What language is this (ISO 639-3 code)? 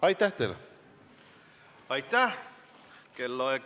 est